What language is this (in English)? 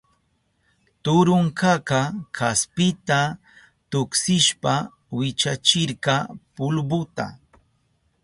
Southern Pastaza Quechua